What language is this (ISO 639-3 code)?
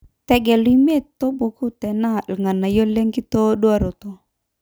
mas